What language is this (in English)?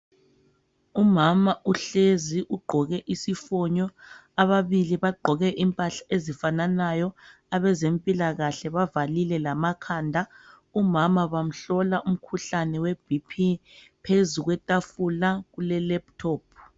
North Ndebele